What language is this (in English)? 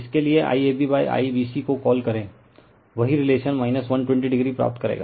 Hindi